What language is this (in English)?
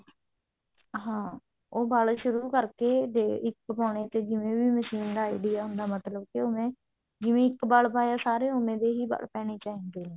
Punjabi